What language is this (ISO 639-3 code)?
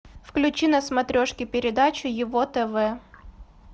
rus